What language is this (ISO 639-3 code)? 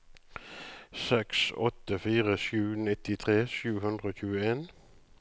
nor